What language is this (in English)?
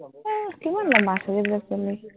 Assamese